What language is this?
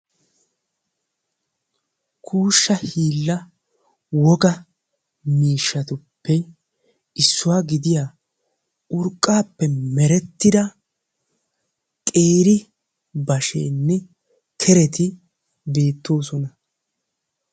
Wolaytta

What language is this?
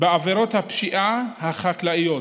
Hebrew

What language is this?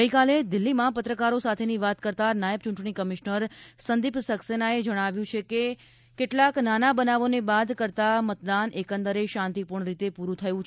Gujarati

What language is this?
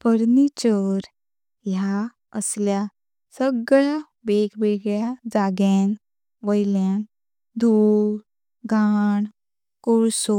Konkani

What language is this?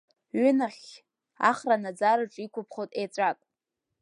Abkhazian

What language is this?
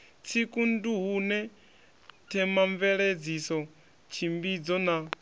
Venda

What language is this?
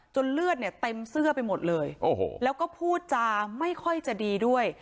Thai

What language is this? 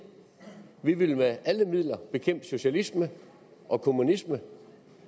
Danish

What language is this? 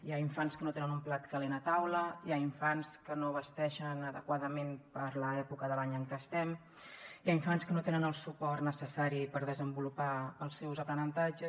Catalan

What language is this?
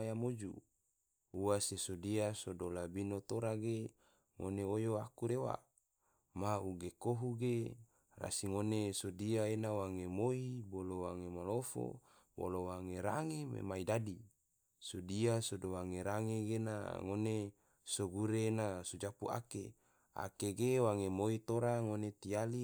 Tidore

